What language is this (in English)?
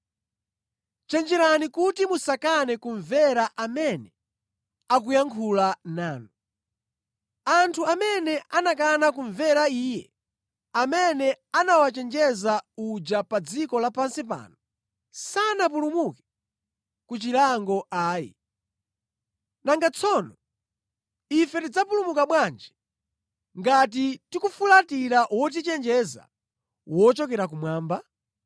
Nyanja